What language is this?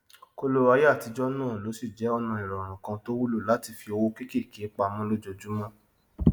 Yoruba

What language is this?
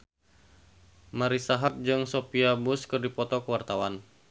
Sundanese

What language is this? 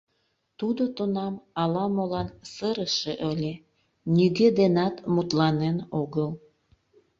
Mari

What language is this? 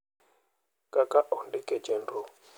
Luo (Kenya and Tanzania)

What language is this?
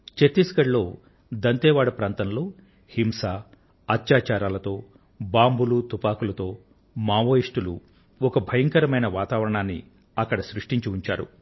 Telugu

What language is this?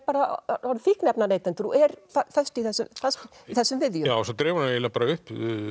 Icelandic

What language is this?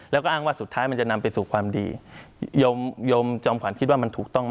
Thai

